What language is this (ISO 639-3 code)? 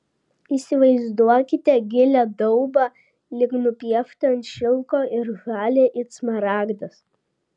lit